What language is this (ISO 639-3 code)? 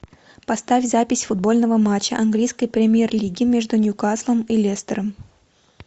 rus